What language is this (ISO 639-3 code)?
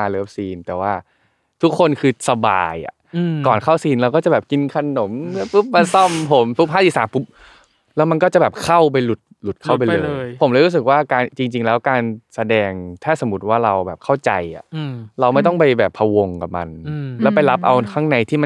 tha